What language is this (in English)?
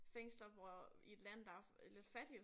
Danish